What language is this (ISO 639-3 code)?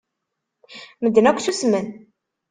kab